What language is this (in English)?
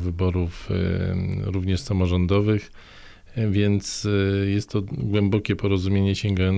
Polish